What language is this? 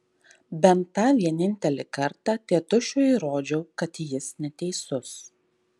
Lithuanian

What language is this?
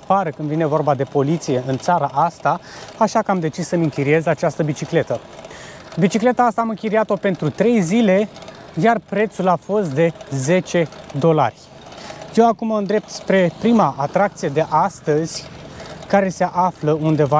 Romanian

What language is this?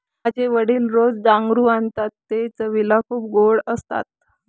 Marathi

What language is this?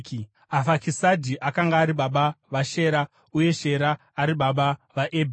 Shona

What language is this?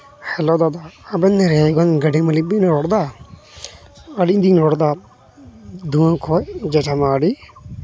Santali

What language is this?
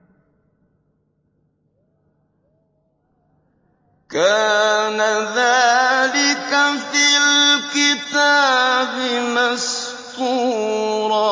Arabic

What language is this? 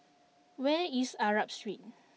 English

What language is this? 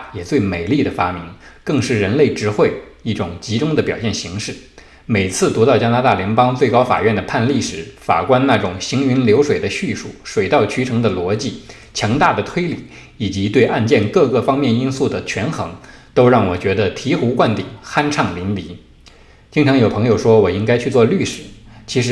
Chinese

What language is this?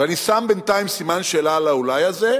Hebrew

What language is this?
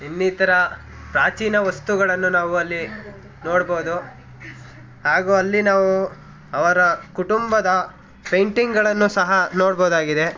Kannada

